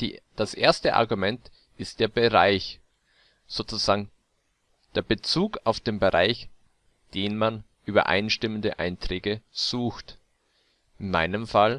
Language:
German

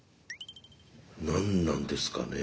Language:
Japanese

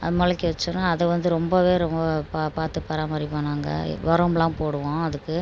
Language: Tamil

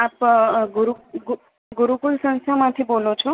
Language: Gujarati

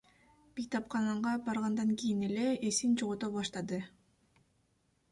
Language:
Kyrgyz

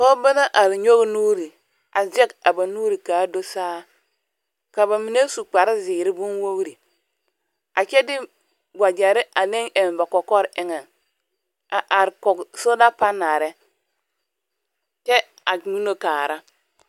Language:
Southern Dagaare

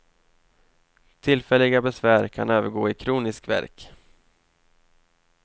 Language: Swedish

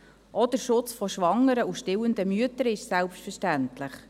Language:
Swiss German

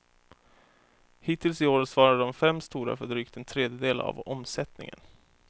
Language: Swedish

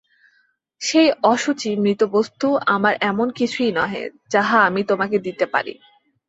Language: Bangla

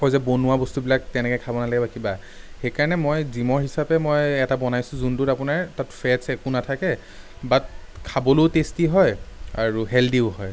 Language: Assamese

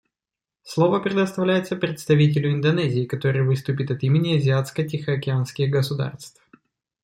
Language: Russian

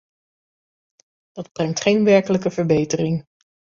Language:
Dutch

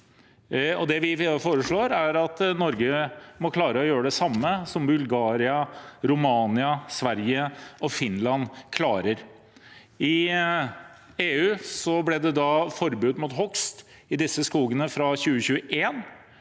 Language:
Norwegian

